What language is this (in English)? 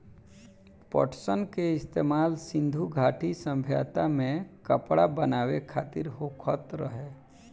Bhojpuri